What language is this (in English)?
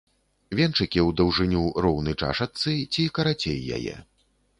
Belarusian